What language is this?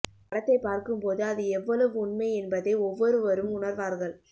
Tamil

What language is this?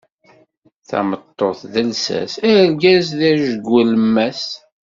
Kabyle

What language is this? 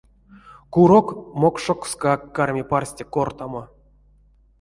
Erzya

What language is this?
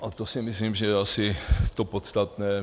Czech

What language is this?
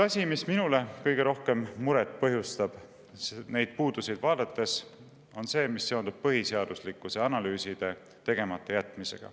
Estonian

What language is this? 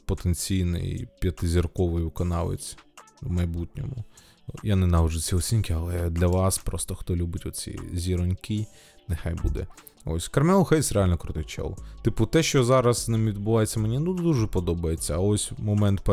Ukrainian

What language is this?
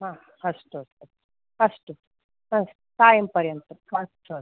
Sanskrit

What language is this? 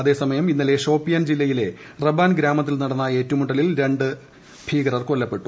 Malayalam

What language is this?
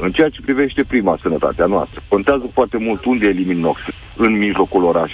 Romanian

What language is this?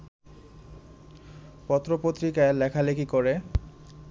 Bangla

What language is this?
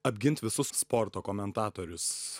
Lithuanian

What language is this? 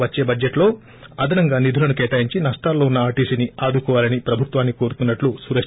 Telugu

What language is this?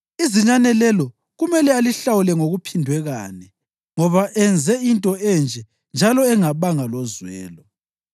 North Ndebele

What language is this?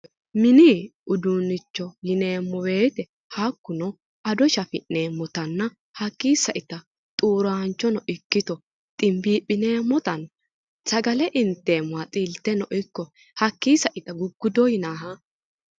Sidamo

